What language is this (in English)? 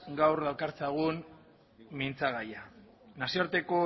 Basque